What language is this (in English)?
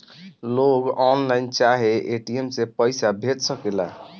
Bhojpuri